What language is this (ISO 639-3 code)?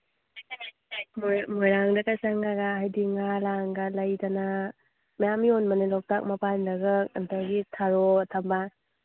mni